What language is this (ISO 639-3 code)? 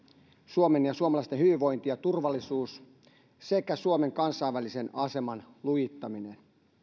fin